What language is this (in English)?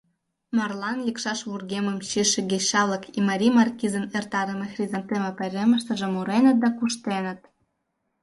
Mari